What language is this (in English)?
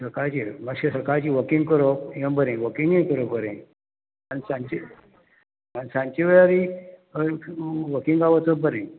Konkani